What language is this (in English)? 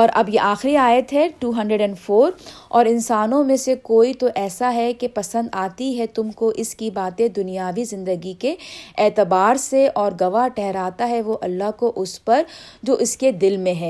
Urdu